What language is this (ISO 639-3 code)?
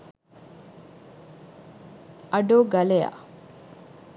sin